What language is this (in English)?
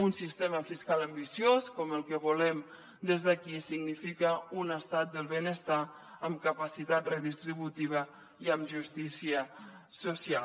Catalan